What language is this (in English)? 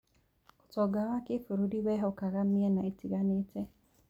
Kikuyu